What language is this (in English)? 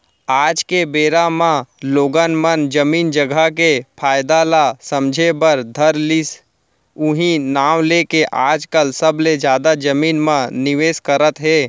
Chhattisgarhi